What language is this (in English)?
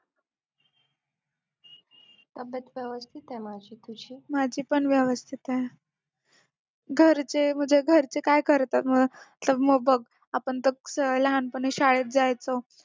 Marathi